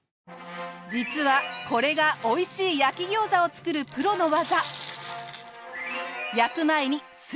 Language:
Japanese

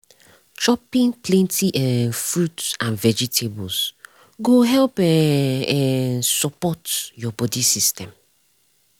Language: Nigerian Pidgin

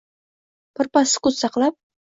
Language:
Uzbek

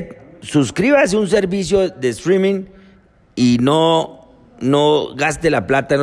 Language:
Spanish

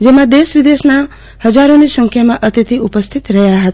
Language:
Gujarati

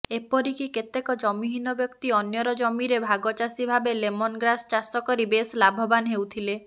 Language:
Odia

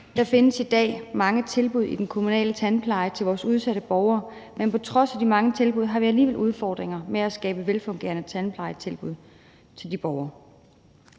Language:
Danish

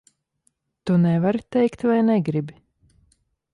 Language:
Latvian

